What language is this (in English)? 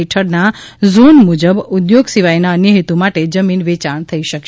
Gujarati